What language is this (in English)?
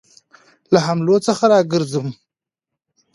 Pashto